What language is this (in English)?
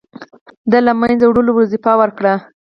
Pashto